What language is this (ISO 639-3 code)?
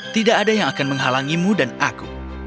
ind